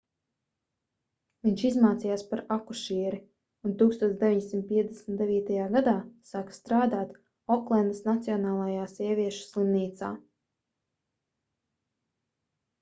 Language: Latvian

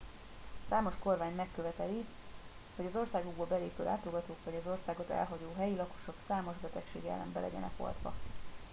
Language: Hungarian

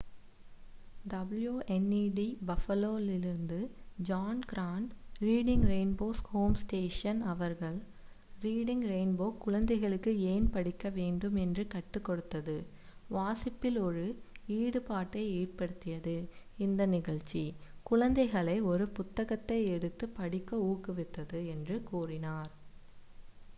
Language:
Tamil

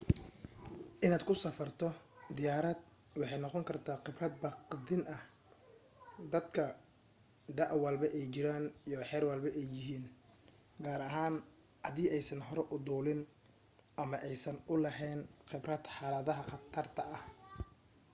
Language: Somali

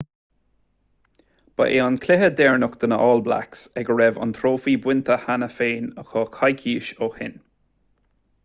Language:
Irish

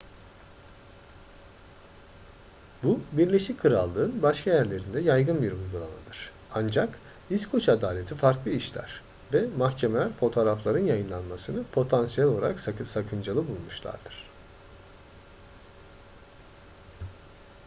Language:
Turkish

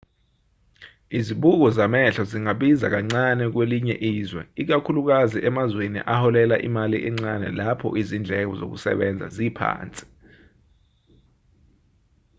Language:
Zulu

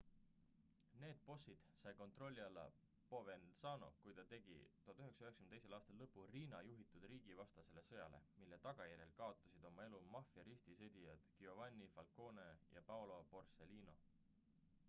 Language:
Estonian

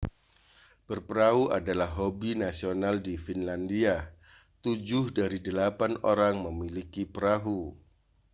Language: Indonesian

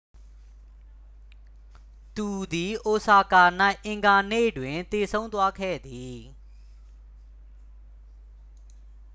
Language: Burmese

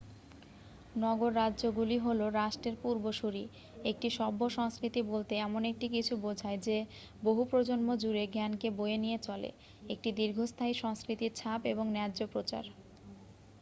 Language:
Bangla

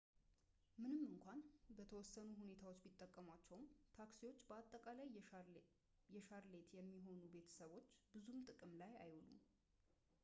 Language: Amharic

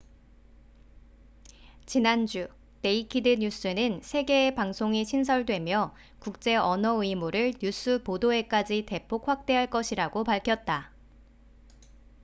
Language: Korean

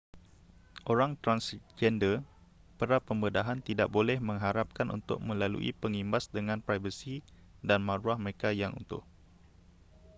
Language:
Malay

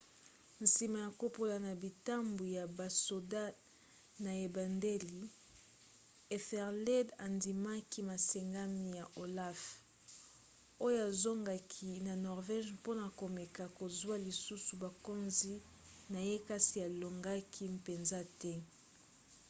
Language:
Lingala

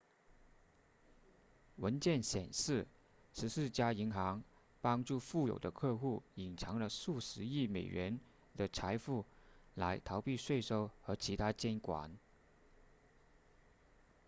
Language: Chinese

